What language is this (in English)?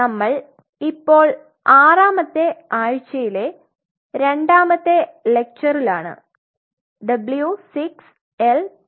Malayalam